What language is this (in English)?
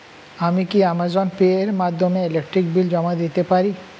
Bangla